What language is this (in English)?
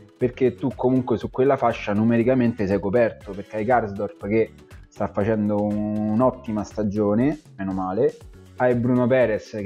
Italian